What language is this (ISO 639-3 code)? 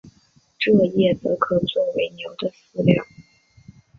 zho